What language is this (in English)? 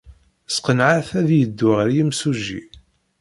Kabyle